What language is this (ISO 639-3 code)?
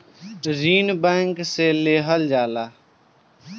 bho